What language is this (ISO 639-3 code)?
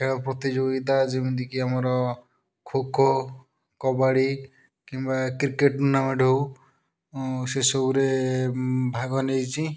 ori